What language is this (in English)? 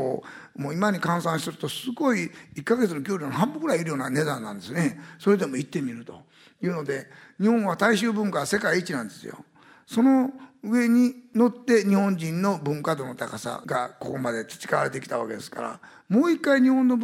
Japanese